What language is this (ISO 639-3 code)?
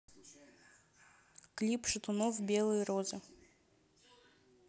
rus